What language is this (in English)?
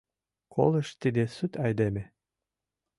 Mari